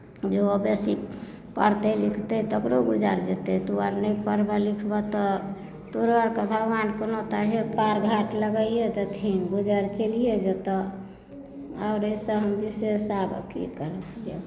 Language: Maithili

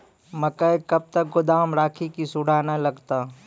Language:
Maithili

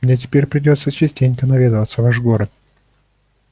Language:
Russian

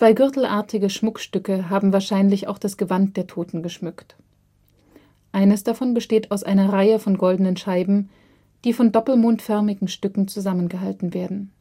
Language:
German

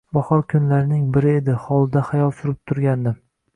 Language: Uzbek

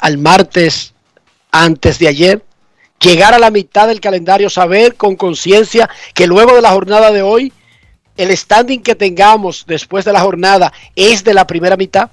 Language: Spanish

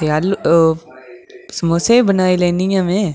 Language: Dogri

